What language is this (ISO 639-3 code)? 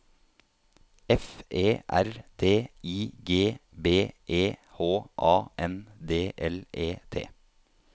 nor